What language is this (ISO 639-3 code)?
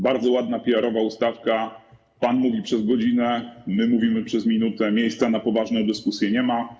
pol